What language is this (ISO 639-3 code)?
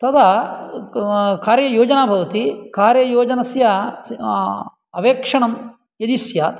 san